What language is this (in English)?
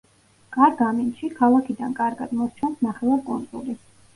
Georgian